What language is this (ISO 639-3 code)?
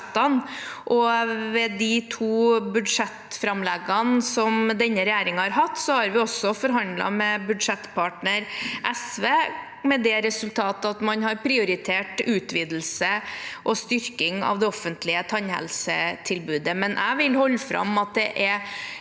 nor